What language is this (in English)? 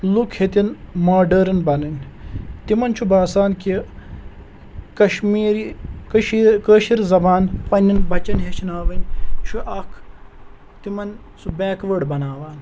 Kashmiri